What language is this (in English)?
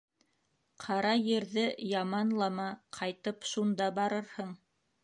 Bashkir